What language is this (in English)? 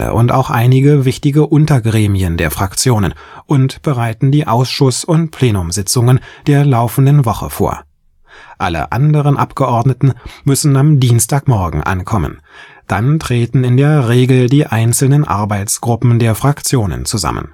German